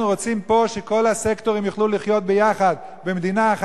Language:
Hebrew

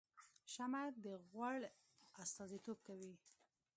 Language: Pashto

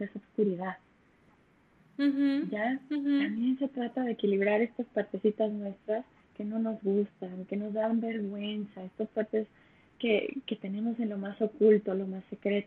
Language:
Spanish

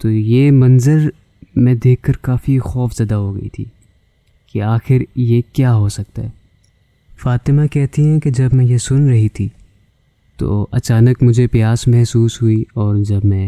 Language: Urdu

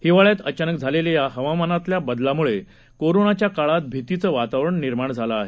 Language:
Marathi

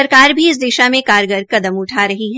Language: Hindi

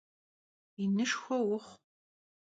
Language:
Kabardian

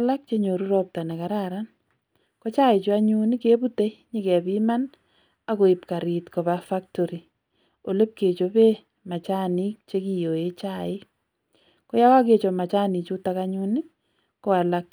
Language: Kalenjin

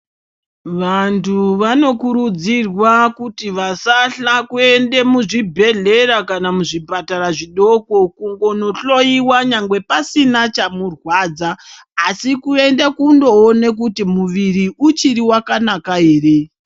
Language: Ndau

